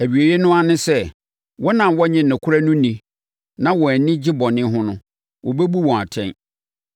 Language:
Akan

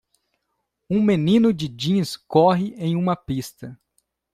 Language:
Portuguese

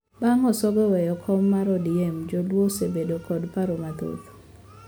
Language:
Luo (Kenya and Tanzania)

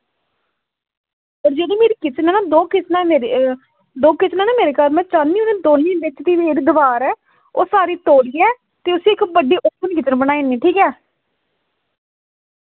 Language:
Dogri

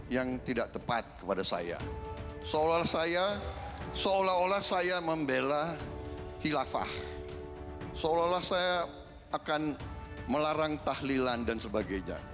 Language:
Indonesian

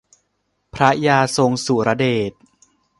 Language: Thai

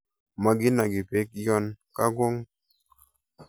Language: Kalenjin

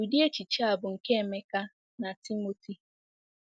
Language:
Igbo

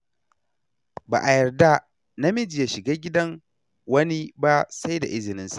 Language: Hausa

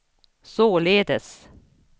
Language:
Swedish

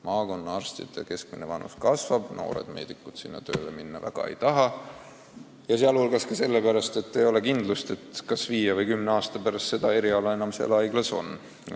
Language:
Estonian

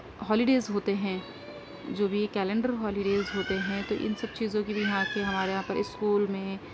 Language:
Urdu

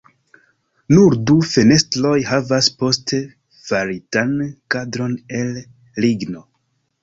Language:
Esperanto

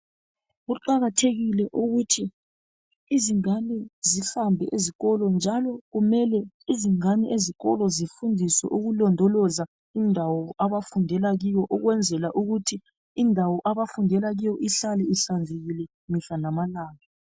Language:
North Ndebele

